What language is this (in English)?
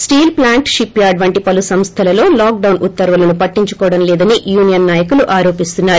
Telugu